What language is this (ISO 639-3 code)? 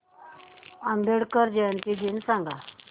mar